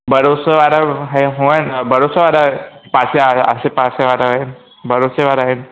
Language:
Sindhi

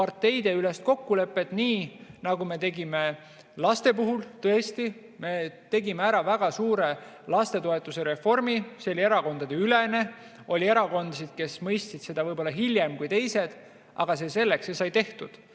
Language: Estonian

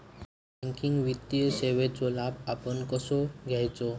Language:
Marathi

